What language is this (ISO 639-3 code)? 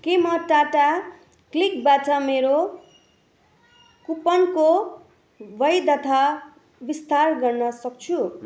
nep